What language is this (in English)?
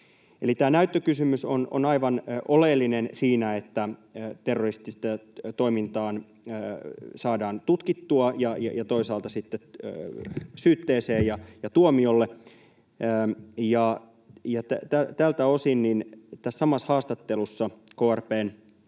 Finnish